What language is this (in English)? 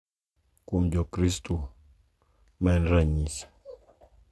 Luo (Kenya and Tanzania)